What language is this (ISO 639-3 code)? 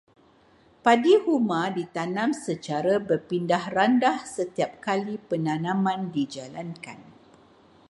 msa